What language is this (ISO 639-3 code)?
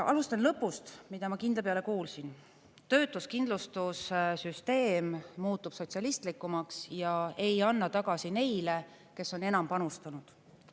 est